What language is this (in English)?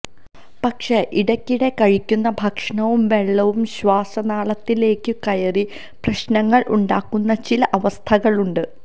Malayalam